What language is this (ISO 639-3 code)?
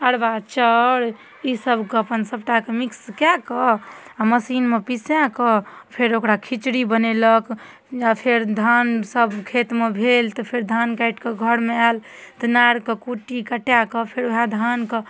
mai